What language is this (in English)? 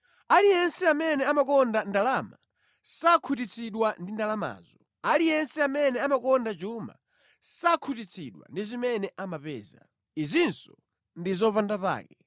Nyanja